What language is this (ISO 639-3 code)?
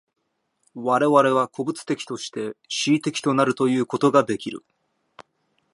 jpn